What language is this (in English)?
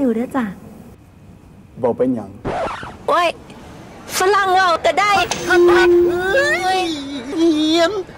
Thai